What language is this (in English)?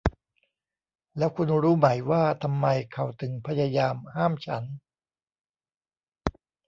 Thai